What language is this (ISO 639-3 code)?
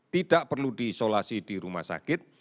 ind